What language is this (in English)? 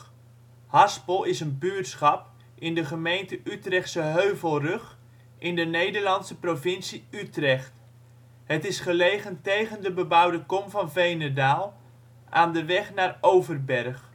Dutch